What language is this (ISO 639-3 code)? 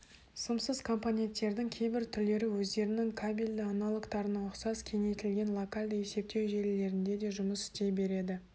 kaz